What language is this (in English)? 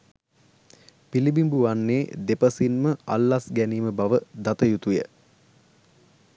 Sinhala